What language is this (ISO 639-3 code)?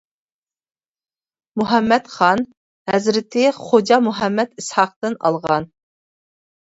uig